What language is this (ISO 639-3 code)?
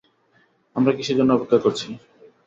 ben